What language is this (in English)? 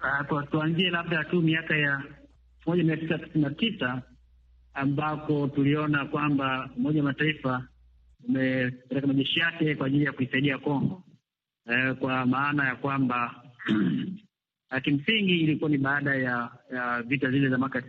Swahili